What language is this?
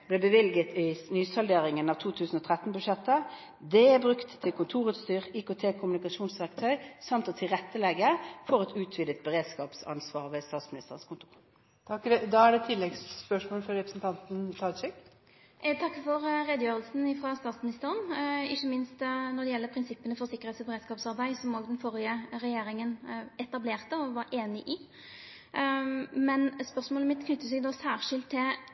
Norwegian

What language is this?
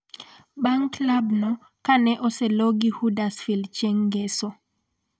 Luo (Kenya and Tanzania)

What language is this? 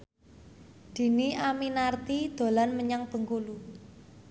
Javanese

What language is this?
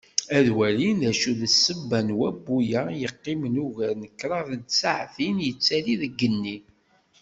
Kabyle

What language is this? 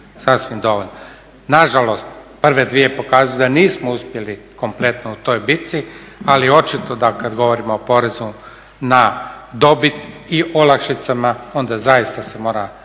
Croatian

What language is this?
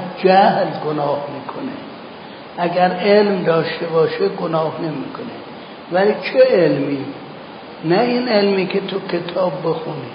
Persian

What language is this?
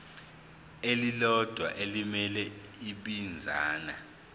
Zulu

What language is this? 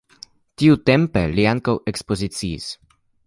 Esperanto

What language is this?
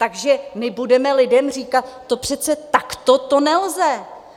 Czech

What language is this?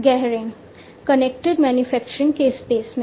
Hindi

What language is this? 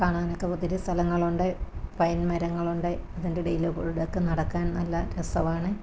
Malayalam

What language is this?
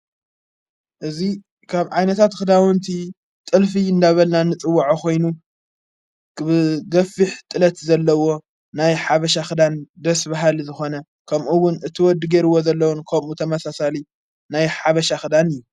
Tigrinya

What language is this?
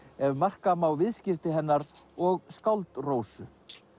Icelandic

